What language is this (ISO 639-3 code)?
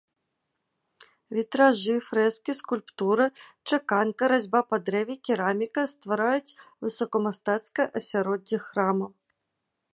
bel